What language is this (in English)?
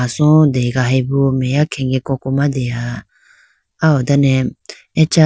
Idu-Mishmi